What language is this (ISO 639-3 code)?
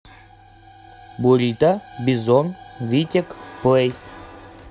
rus